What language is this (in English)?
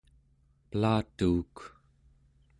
Central Yupik